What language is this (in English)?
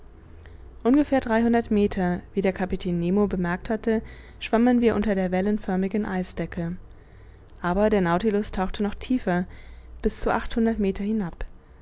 German